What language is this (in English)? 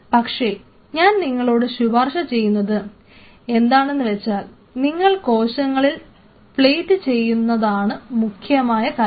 Malayalam